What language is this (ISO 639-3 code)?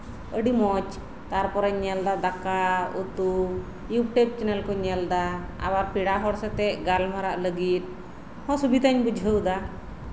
sat